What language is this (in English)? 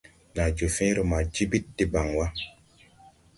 Tupuri